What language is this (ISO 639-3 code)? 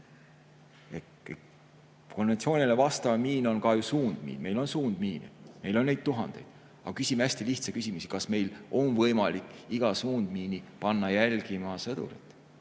est